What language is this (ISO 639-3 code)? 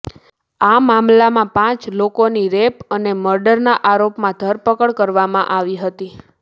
guj